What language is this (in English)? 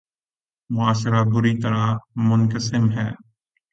Urdu